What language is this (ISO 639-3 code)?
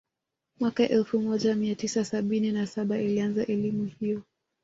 swa